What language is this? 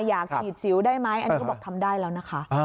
Thai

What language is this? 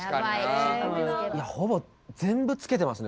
Japanese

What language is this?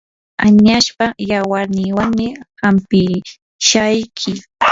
Yanahuanca Pasco Quechua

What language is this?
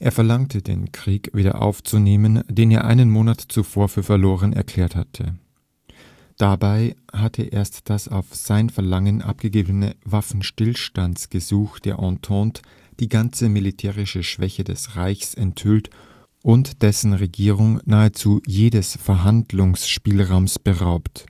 German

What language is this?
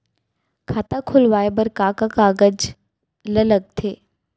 Chhattisgarhi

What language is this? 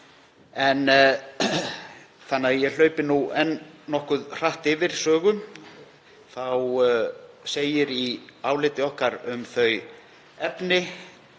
Icelandic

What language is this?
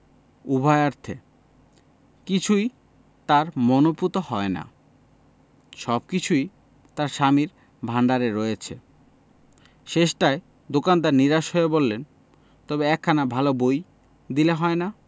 Bangla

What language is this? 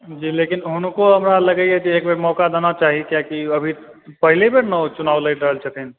Maithili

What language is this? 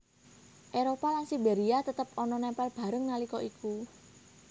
Javanese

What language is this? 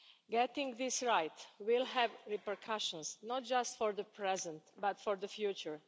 English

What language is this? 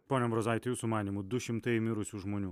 Lithuanian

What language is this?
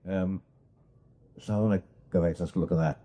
Welsh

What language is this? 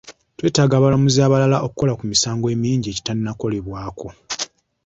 Ganda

